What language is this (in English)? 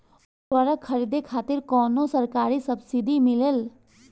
Bhojpuri